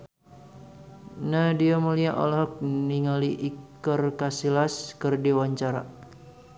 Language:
Sundanese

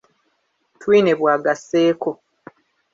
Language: Ganda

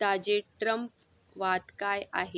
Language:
Marathi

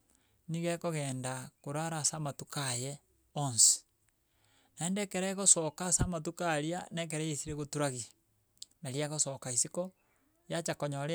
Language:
Gusii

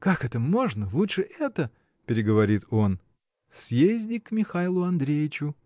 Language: Russian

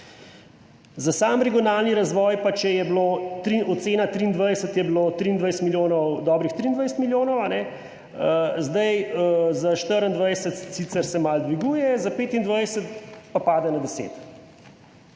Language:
Slovenian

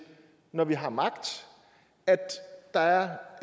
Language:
Danish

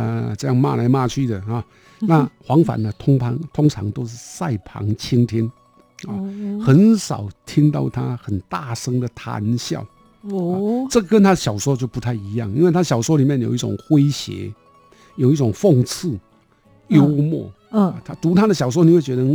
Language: Chinese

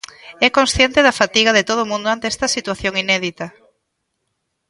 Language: Galician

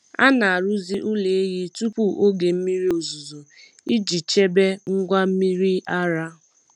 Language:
Igbo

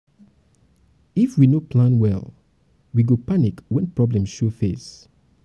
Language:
Nigerian Pidgin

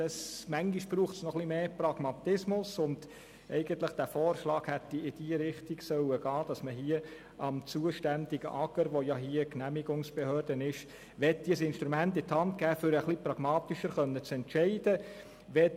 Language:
Swiss German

